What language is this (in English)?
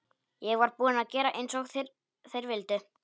Icelandic